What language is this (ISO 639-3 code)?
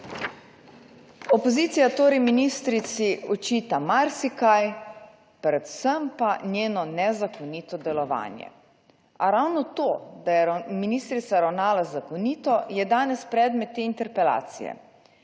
slv